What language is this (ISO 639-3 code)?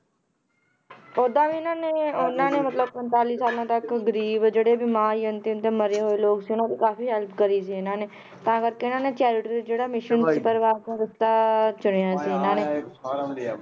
pan